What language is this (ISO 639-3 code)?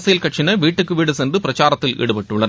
tam